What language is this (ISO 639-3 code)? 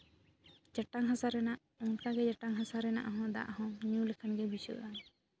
sat